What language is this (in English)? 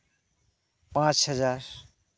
Santali